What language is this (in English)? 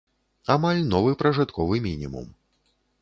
Belarusian